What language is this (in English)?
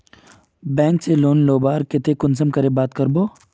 Magahi